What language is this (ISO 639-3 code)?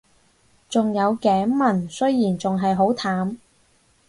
yue